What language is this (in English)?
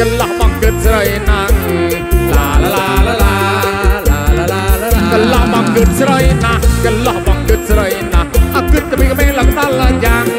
Thai